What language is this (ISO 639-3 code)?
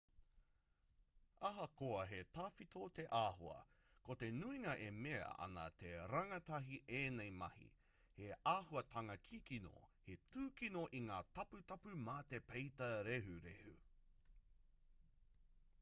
mri